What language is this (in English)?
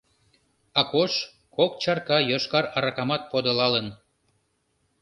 Mari